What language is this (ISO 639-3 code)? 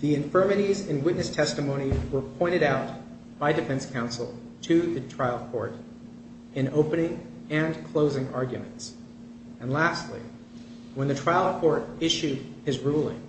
eng